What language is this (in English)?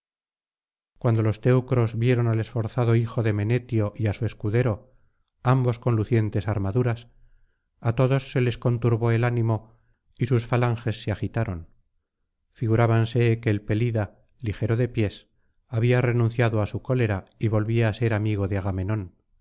Spanish